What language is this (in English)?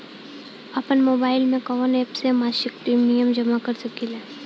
Bhojpuri